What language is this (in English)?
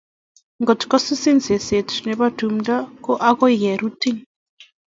Kalenjin